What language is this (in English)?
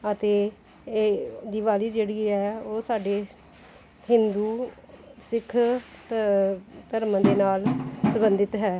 Punjabi